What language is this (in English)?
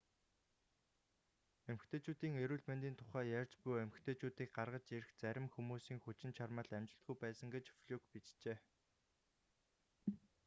Mongolian